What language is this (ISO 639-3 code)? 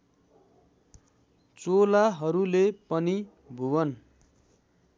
nep